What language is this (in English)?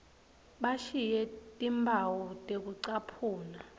Swati